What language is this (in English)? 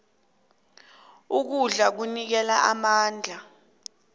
South Ndebele